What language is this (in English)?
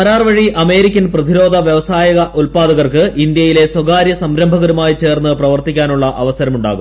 Malayalam